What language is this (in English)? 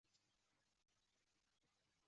Chinese